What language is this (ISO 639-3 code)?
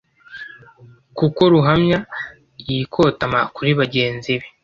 kin